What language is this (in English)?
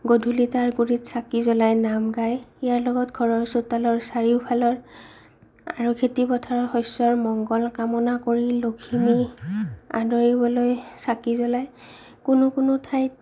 Assamese